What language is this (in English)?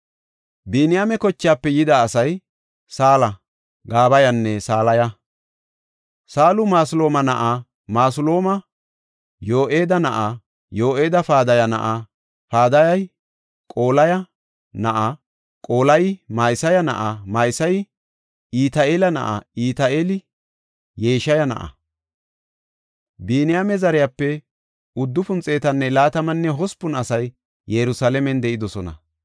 Gofa